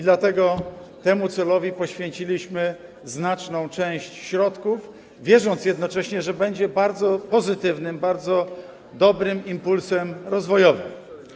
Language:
Polish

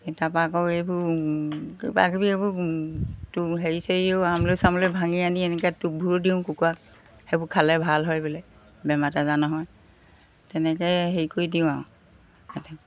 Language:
Assamese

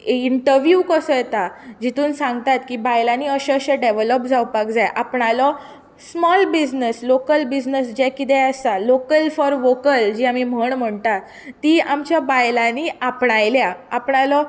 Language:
Konkani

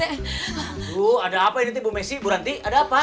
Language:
Indonesian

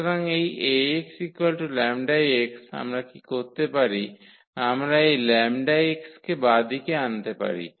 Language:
Bangla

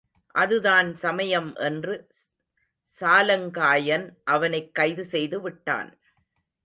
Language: Tamil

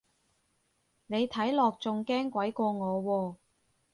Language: Cantonese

